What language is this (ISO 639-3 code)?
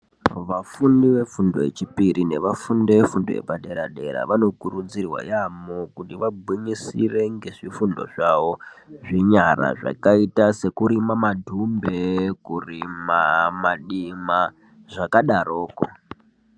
ndc